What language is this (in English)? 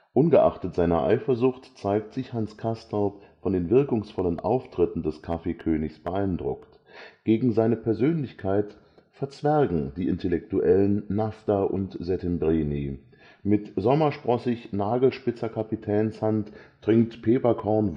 German